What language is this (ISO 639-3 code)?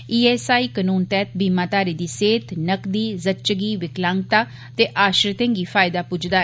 doi